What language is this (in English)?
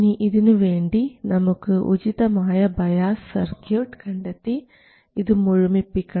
Malayalam